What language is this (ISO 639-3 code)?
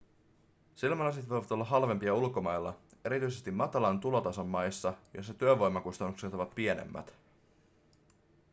fin